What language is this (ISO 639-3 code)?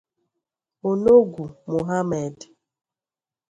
ibo